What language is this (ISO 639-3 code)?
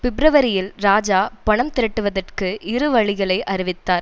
tam